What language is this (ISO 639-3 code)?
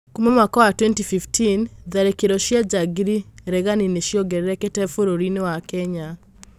kik